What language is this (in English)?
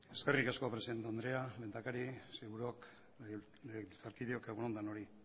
Basque